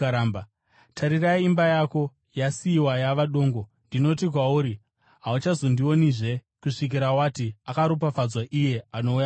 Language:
Shona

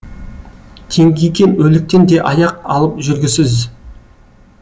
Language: Kazakh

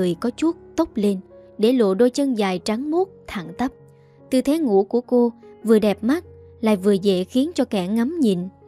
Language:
Vietnamese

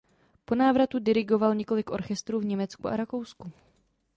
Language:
Czech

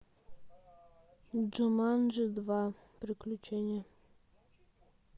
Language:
Russian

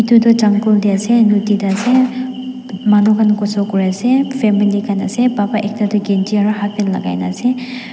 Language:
Naga Pidgin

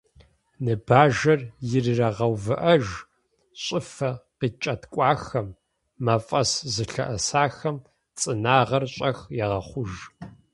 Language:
Kabardian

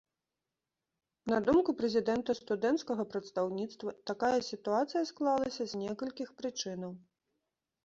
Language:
Belarusian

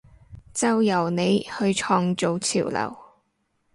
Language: Cantonese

